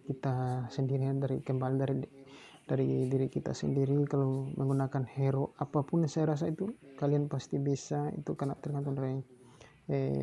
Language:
Indonesian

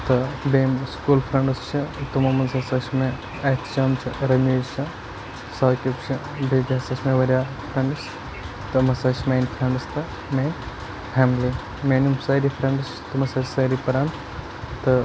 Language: Kashmiri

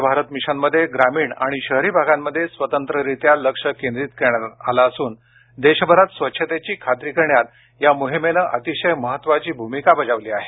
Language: Marathi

